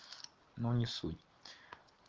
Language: Russian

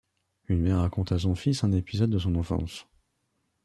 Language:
French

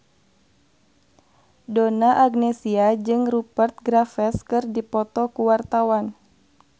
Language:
Sundanese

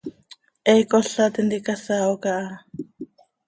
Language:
Seri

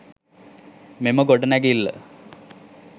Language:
Sinhala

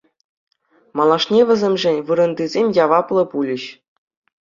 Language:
Chuvash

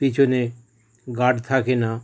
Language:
Bangla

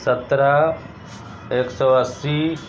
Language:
Urdu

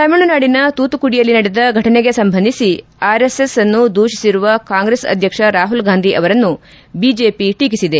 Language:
Kannada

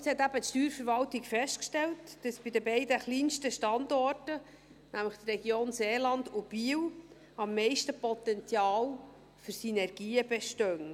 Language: Swiss German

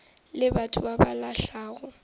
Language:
Northern Sotho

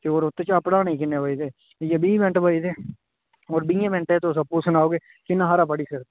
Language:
Dogri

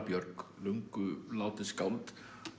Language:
Icelandic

